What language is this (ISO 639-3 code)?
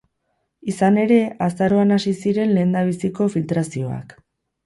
eus